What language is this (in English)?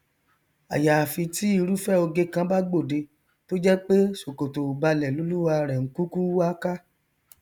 Yoruba